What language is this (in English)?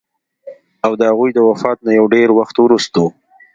Pashto